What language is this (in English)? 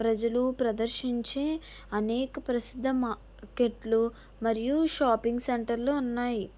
Telugu